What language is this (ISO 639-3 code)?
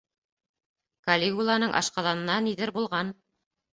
bak